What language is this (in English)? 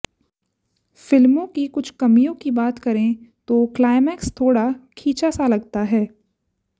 Hindi